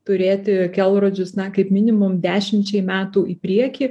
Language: Lithuanian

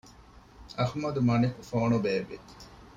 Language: Divehi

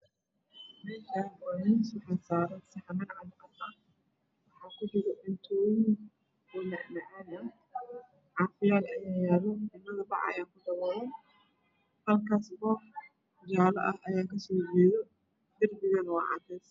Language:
Somali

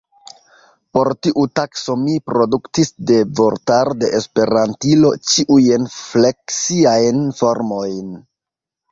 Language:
Esperanto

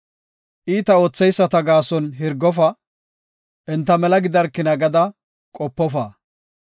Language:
Gofa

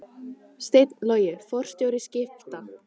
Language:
Icelandic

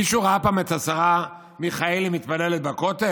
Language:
Hebrew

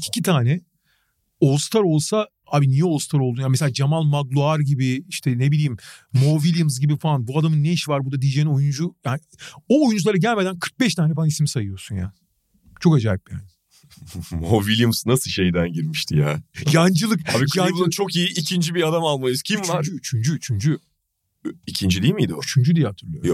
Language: Turkish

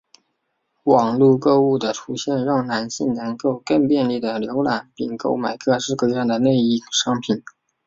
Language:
Chinese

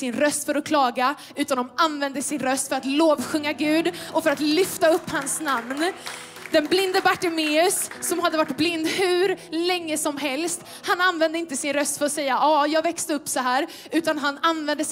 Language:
Swedish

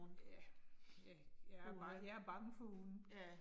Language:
Danish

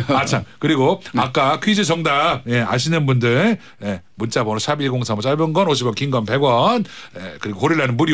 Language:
Korean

